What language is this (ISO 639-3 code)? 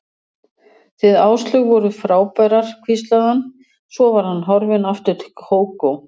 isl